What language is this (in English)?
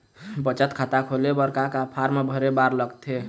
Chhattisgarhi